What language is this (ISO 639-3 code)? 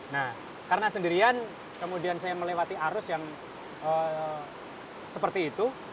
ind